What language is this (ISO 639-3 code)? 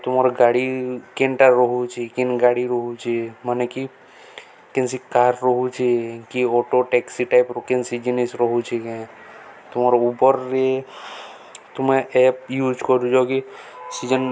ori